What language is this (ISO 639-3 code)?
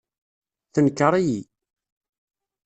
kab